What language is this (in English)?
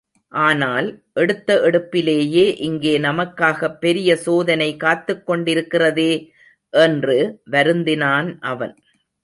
Tamil